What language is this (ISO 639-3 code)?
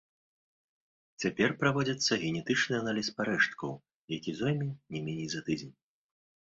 bel